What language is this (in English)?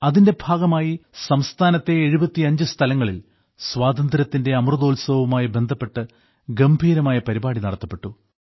Malayalam